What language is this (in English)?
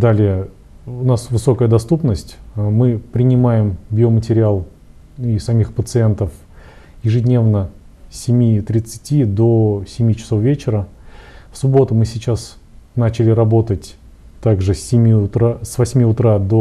Russian